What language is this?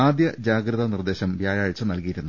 Malayalam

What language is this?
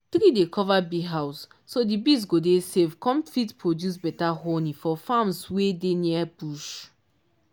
Nigerian Pidgin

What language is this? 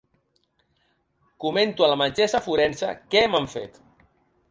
Catalan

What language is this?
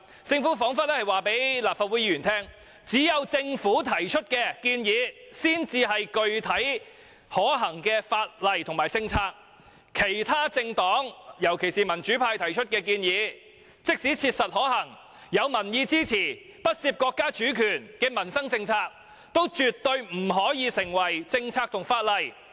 Cantonese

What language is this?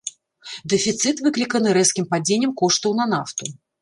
Belarusian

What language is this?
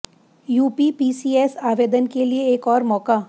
Hindi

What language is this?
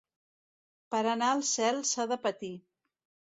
Catalan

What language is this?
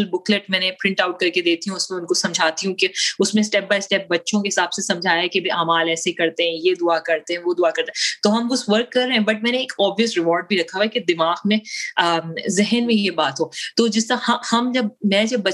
Urdu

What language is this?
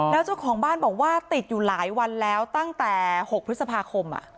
Thai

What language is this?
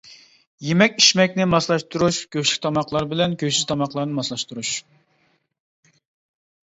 Uyghur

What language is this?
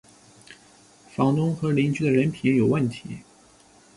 Chinese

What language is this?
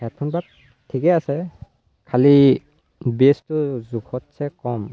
Assamese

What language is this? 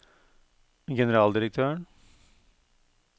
Norwegian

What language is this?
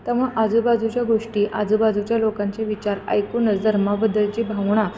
Marathi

